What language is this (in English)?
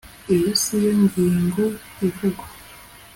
Kinyarwanda